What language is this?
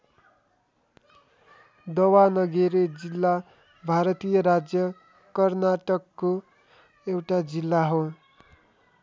Nepali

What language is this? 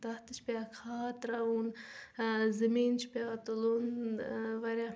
Kashmiri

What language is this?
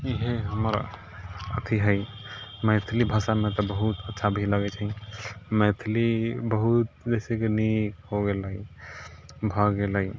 Maithili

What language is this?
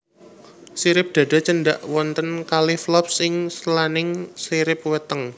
Javanese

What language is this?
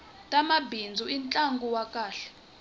Tsonga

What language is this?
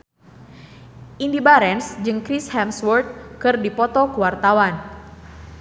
Sundanese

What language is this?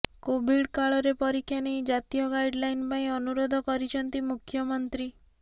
Odia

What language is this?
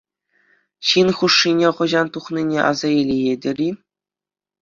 Chuvash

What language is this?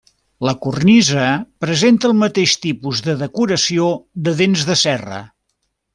Catalan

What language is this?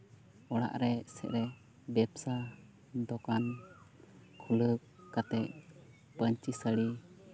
Santali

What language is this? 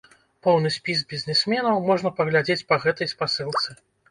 Belarusian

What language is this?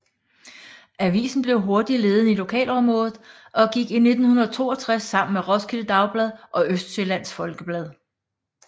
Danish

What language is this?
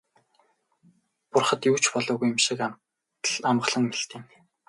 Mongolian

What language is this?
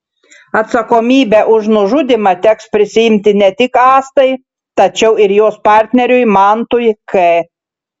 Lithuanian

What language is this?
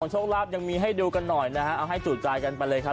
Thai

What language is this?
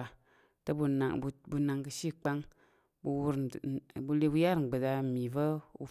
Tarok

